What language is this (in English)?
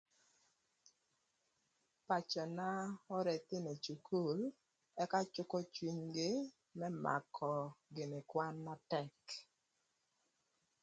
Thur